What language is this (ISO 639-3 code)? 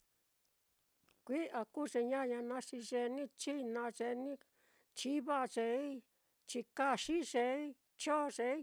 vmm